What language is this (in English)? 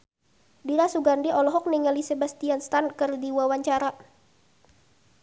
Sundanese